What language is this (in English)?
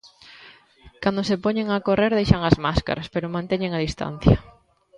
Galician